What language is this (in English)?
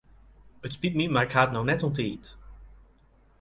Western Frisian